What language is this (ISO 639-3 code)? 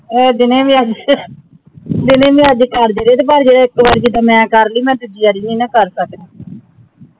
pan